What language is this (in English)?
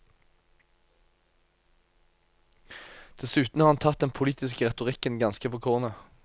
Norwegian